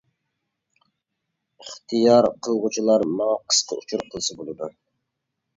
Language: Uyghur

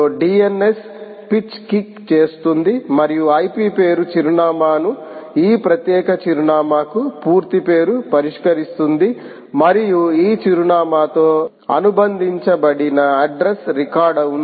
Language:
Telugu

